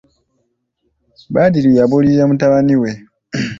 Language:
Ganda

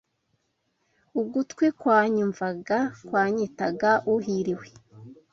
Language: Kinyarwanda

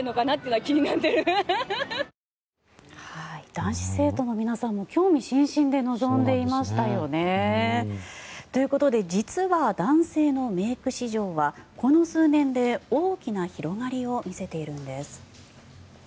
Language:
Japanese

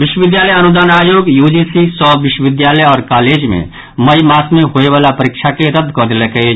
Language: Maithili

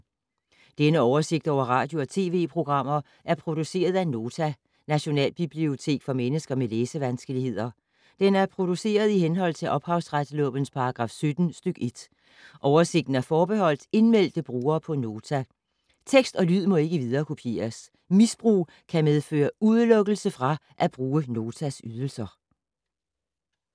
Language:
Danish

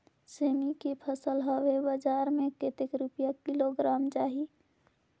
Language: Chhattisgarhi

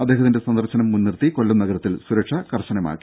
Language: Malayalam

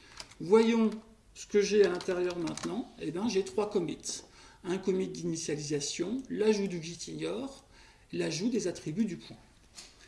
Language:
French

